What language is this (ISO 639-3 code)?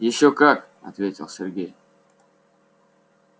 rus